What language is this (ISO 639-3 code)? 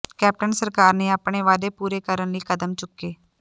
pan